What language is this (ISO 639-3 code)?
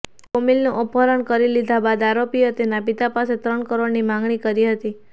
guj